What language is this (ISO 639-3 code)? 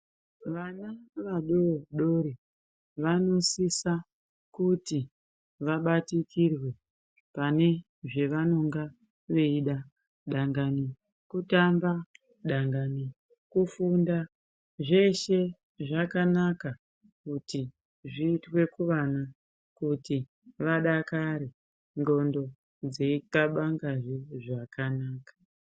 ndc